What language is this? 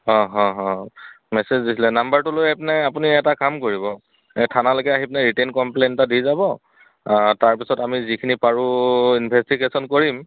Assamese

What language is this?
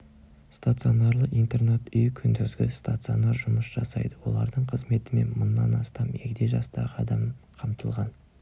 Kazakh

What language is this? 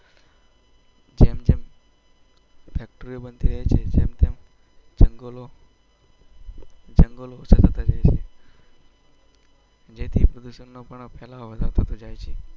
Gujarati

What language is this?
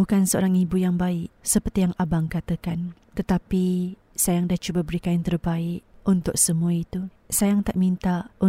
Malay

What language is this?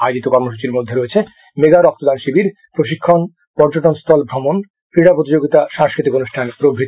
Bangla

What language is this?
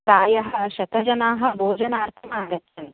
Sanskrit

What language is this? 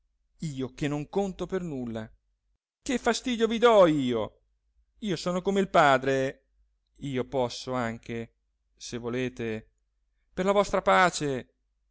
Italian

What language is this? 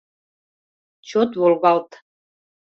Mari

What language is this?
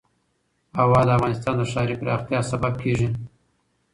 Pashto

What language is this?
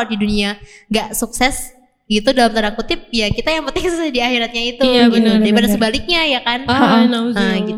Indonesian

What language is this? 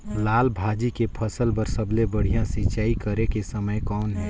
Chhattisgarhi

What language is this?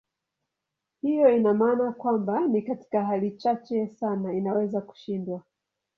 Swahili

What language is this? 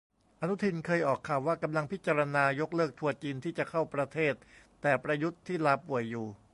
Thai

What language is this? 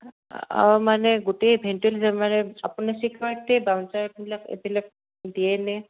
Assamese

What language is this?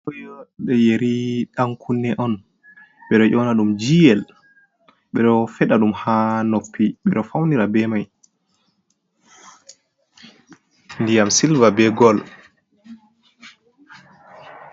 Fula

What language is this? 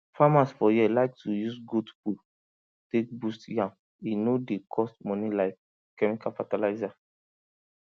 Nigerian Pidgin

